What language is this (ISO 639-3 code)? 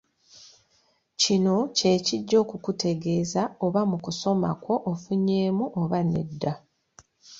lug